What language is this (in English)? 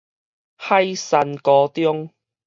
Min Nan Chinese